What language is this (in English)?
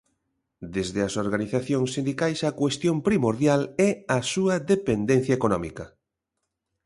Galician